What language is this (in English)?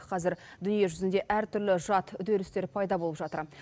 Kazakh